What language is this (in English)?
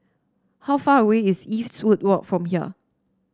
English